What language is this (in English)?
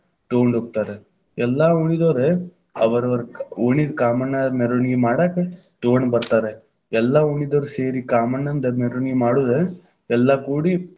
Kannada